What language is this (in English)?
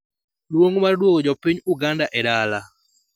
Luo (Kenya and Tanzania)